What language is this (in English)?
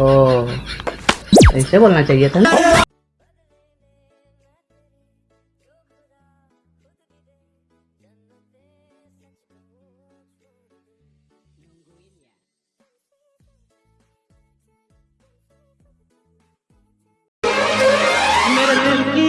Hindi